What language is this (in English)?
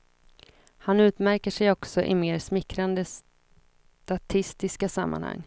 Swedish